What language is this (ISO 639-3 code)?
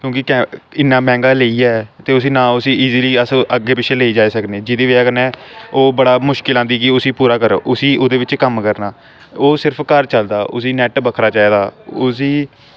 doi